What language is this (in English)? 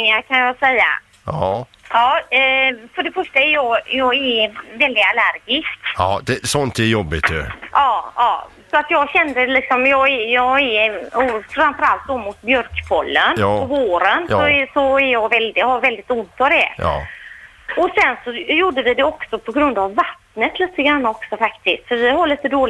Swedish